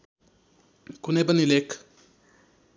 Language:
Nepali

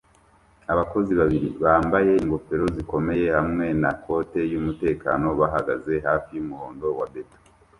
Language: Kinyarwanda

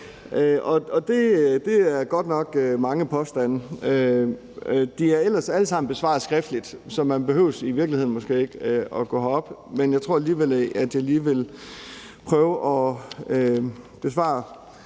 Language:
Danish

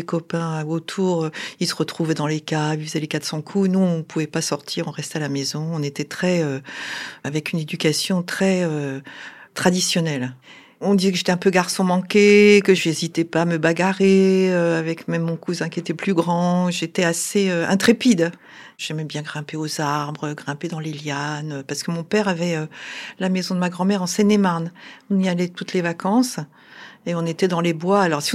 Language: French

